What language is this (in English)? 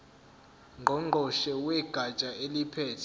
Zulu